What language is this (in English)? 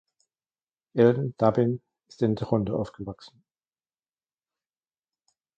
German